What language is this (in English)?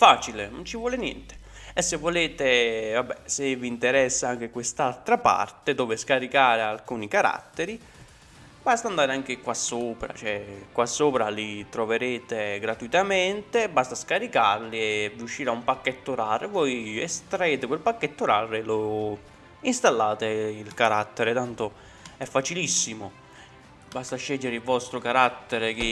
Italian